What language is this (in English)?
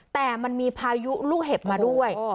Thai